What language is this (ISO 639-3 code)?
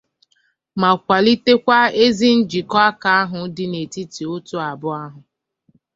ibo